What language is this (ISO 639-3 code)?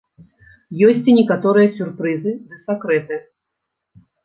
bel